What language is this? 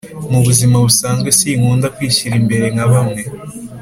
Kinyarwanda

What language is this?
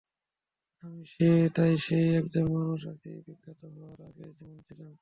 Bangla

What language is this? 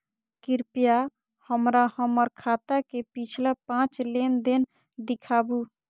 Maithili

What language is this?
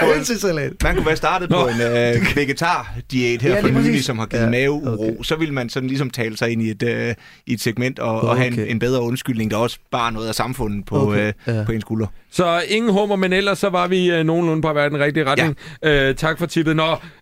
Danish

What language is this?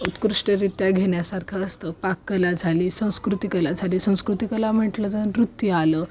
Marathi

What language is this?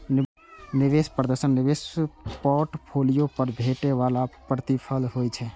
Maithili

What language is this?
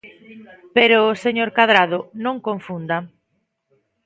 Galician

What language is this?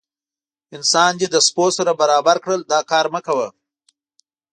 Pashto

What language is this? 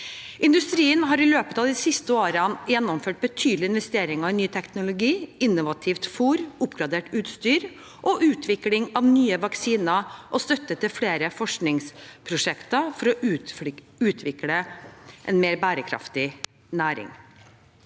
Norwegian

